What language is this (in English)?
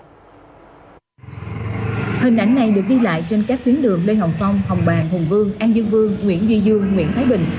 Vietnamese